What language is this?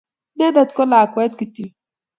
Kalenjin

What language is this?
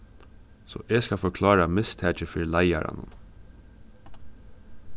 Faroese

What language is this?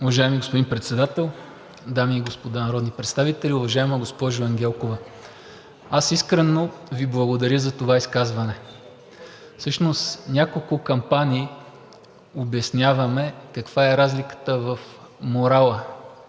Bulgarian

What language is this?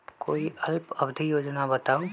Magahi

